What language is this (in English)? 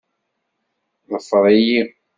Kabyle